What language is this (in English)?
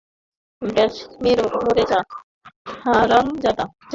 Bangla